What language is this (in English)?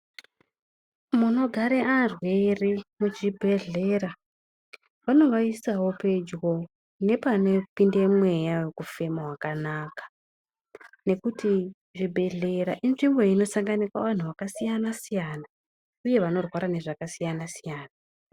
Ndau